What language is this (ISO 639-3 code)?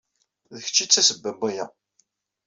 kab